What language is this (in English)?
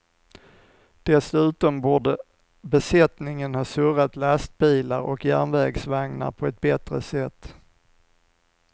Swedish